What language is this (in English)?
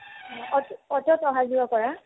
Assamese